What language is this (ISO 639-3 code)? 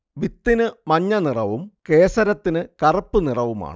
mal